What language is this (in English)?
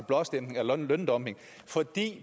Danish